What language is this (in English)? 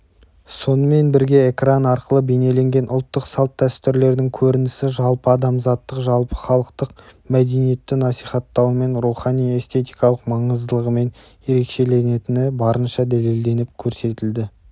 Kazakh